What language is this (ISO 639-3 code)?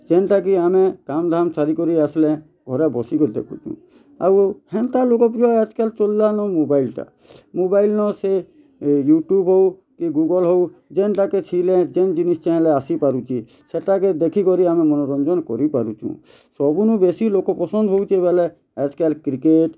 ori